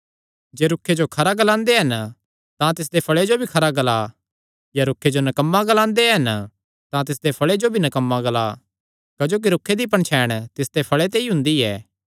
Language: Kangri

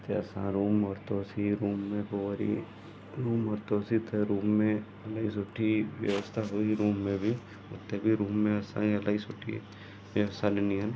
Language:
Sindhi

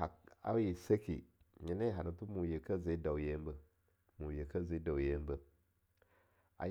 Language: Longuda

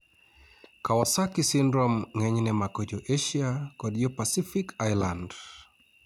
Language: Luo (Kenya and Tanzania)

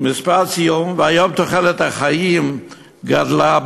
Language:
Hebrew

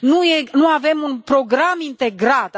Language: Romanian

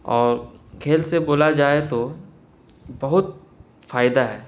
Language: Urdu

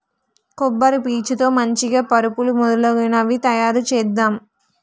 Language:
Telugu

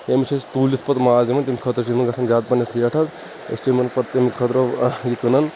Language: Kashmiri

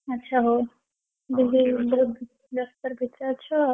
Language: Odia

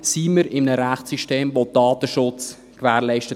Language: Swiss German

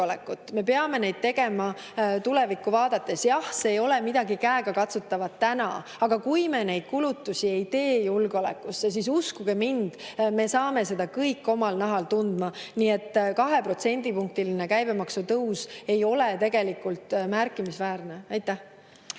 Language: Estonian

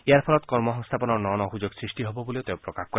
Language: Assamese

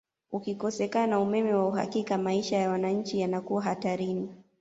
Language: Swahili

